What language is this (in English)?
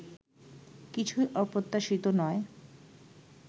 Bangla